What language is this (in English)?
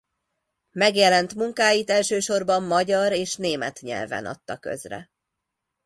Hungarian